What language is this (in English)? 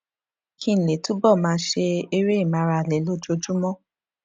Yoruba